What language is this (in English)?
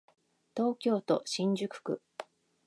Japanese